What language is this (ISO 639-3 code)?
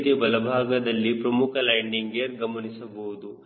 kan